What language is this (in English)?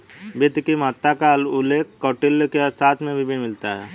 Hindi